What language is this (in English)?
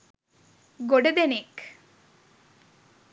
Sinhala